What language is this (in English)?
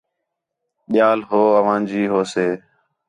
Khetrani